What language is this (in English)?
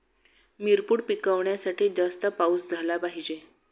Marathi